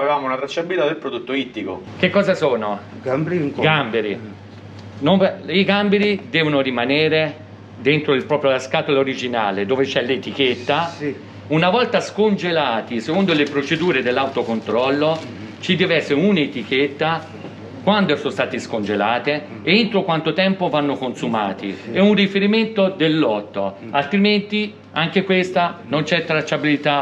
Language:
Italian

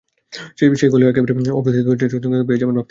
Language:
Bangla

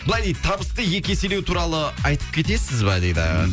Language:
Kazakh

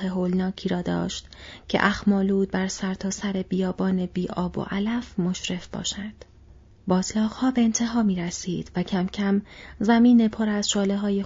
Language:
Persian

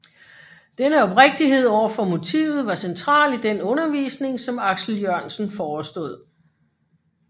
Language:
Danish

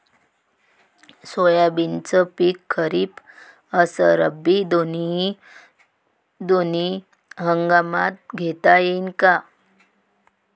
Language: Marathi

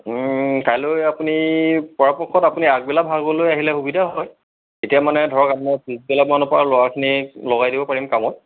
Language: Assamese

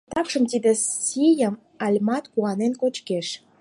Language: Mari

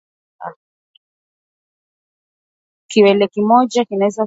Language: Swahili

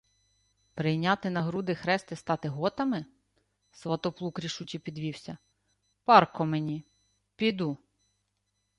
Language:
Ukrainian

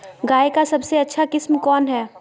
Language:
Magahi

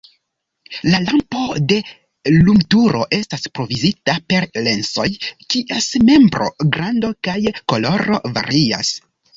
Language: Esperanto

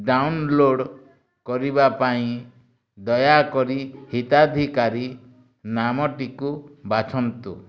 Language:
Odia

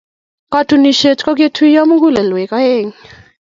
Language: Kalenjin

